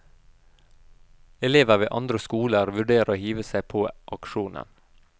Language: Norwegian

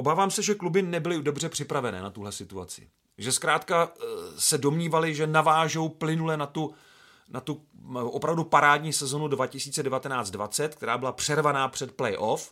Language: Czech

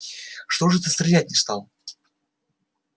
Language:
Russian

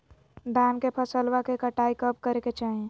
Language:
Magahi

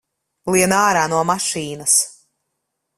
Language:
Latvian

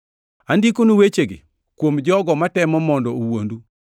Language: Luo (Kenya and Tanzania)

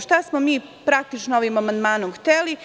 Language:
Serbian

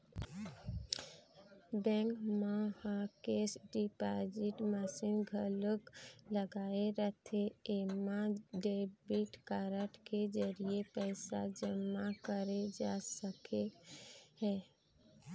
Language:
Chhattisgarhi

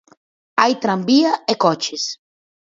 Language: Galician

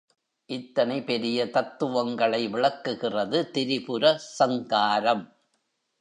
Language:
Tamil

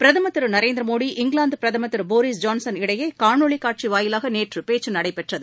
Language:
Tamil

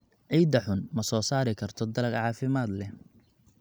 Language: Somali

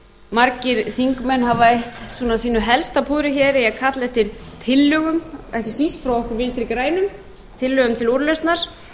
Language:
Icelandic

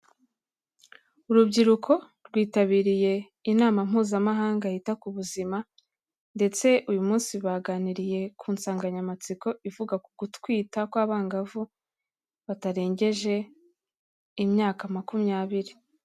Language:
Kinyarwanda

